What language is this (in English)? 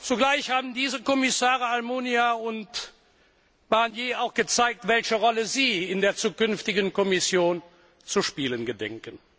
German